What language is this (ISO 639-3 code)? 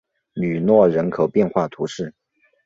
zho